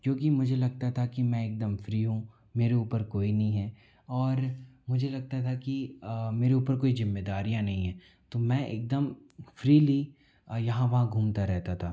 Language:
Hindi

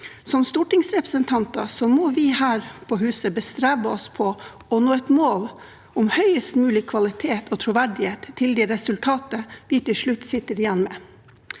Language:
Norwegian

